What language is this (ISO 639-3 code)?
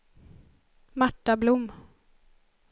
swe